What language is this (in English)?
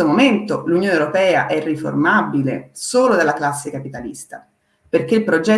Italian